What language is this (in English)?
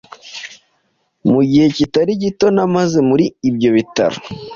Kinyarwanda